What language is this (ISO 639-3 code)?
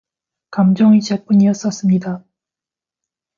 kor